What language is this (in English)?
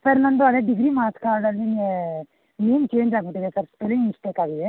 Kannada